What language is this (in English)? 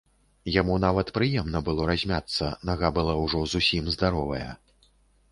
Belarusian